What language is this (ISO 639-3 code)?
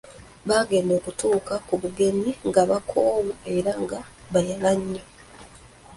lug